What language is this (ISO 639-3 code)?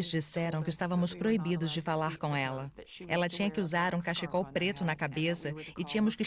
por